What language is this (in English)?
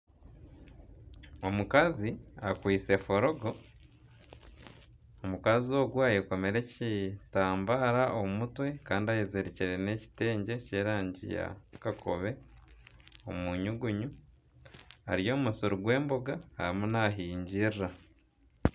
Nyankole